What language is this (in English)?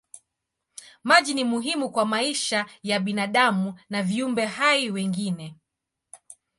Swahili